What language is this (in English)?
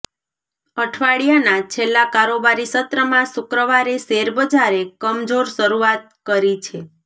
Gujarati